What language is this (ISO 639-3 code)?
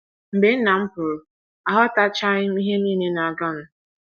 ibo